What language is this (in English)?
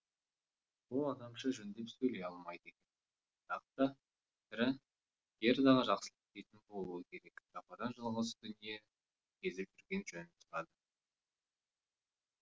Kazakh